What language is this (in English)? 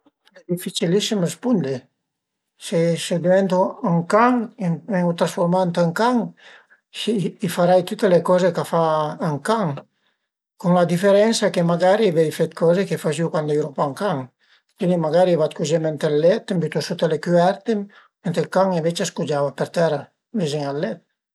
Piedmontese